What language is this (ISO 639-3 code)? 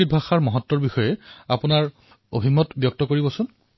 asm